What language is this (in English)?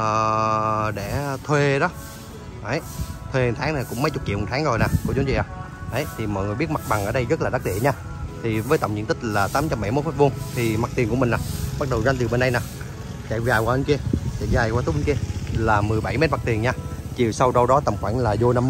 Vietnamese